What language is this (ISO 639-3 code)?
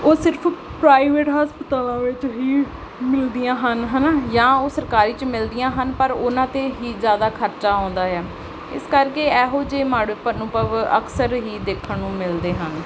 pan